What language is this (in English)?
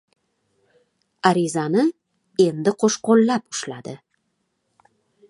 Uzbek